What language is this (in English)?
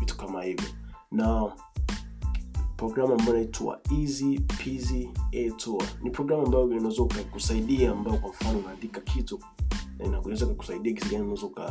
Swahili